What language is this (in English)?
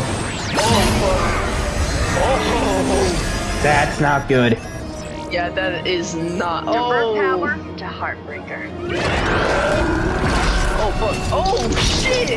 English